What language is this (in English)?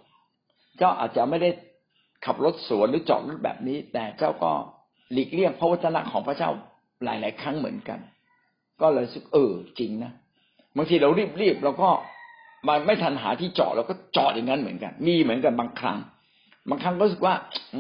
Thai